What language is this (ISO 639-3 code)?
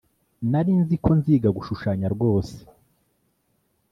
kin